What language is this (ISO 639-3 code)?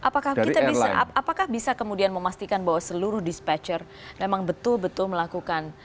ind